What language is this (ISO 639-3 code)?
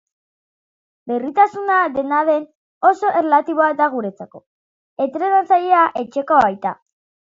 eus